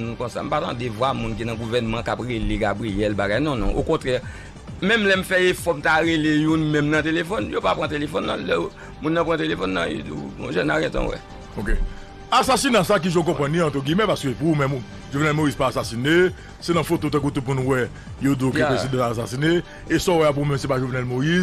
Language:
French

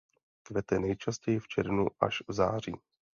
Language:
Czech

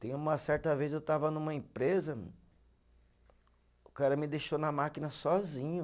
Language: Portuguese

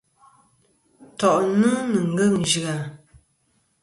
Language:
Kom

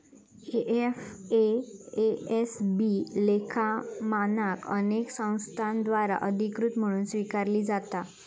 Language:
Marathi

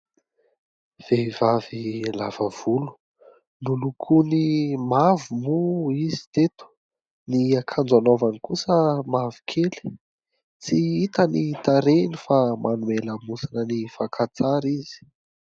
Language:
Malagasy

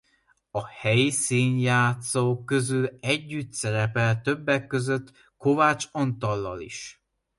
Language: Hungarian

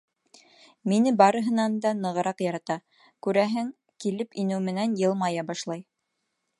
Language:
Bashkir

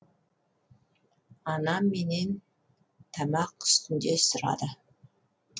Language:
Kazakh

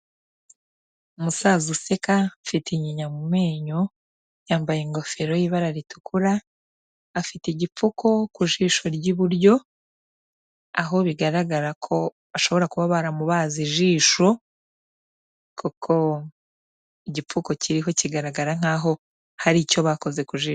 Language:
Kinyarwanda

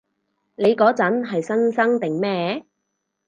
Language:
Cantonese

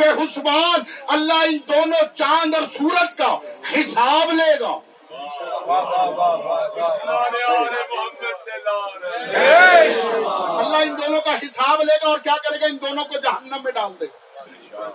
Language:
Urdu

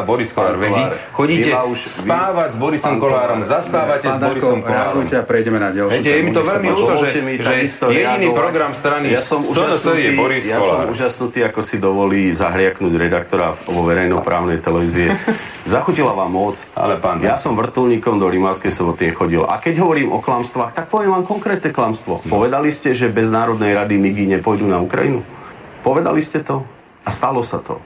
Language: Slovak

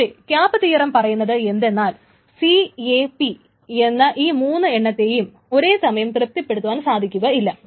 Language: Malayalam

